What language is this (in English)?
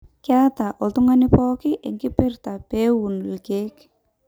Masai